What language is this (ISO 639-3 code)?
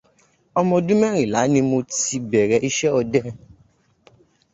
yor